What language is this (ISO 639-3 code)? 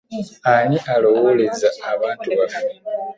lug